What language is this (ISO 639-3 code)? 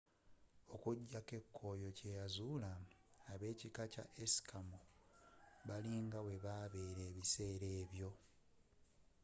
lug